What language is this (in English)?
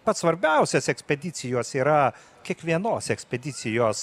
Lithuanian